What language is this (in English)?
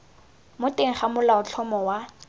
Tswana